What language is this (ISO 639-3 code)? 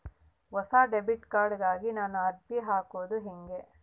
kan